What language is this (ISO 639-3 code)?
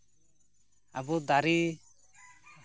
sat